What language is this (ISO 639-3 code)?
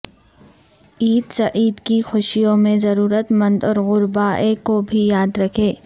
urd